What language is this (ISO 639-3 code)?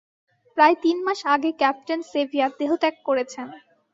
ben